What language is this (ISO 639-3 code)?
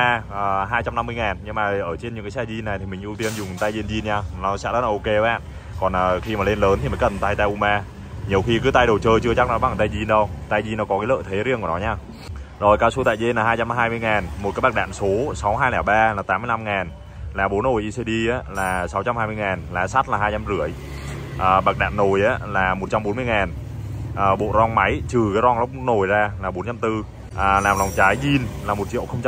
vie